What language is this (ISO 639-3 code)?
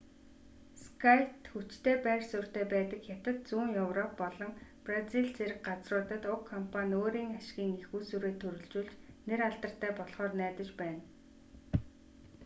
mon